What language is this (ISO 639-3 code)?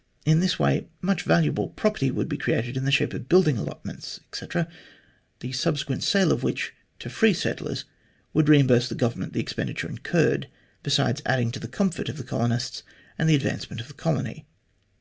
eng